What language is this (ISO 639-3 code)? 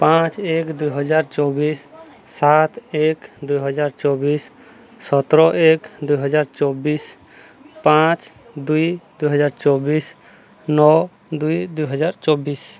ori